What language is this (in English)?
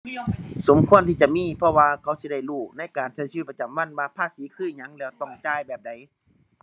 Thai